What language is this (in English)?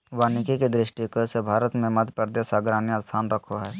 Magahi